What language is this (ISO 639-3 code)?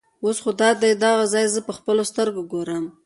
pus